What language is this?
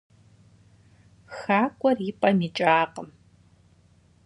Kabardian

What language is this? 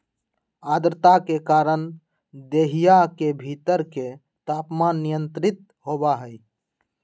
Magahi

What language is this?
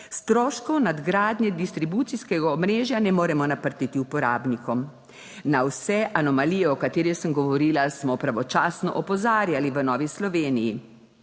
Slovenian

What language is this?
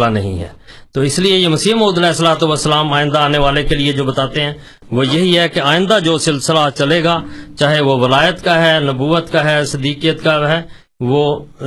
Urdu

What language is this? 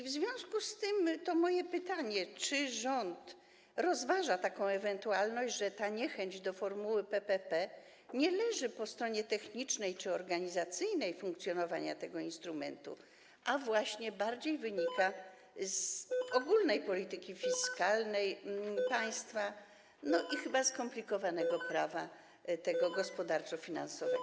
Polish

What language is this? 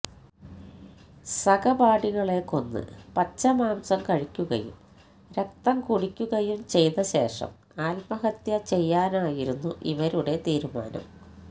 Malayalam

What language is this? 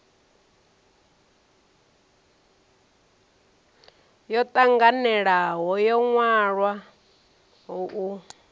Venda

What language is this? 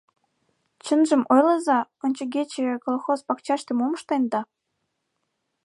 Mari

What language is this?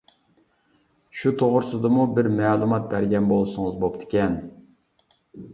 Uyghur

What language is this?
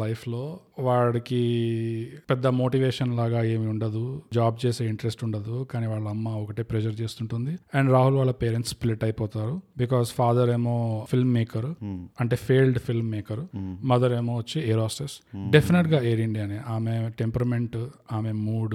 Telugu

